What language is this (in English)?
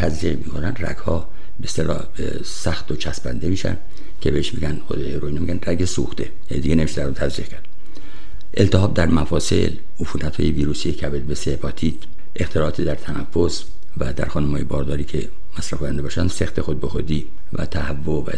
Persian